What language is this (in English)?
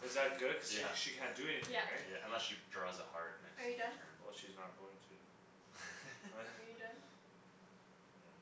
English